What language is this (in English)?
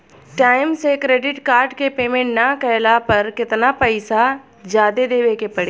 Bhojpuri